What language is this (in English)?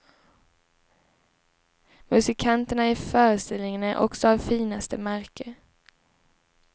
Swedish